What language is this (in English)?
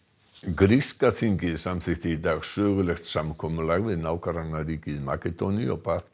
Icelandic